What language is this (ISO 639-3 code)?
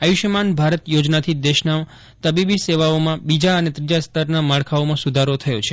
guj